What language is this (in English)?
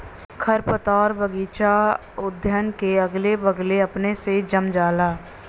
Bhojpuri